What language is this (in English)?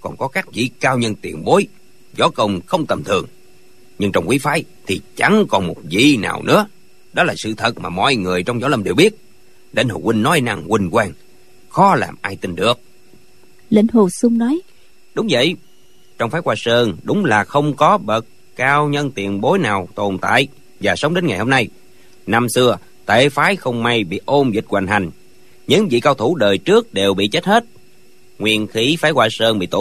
Vietnamese